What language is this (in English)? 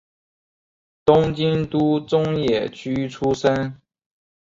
Chinese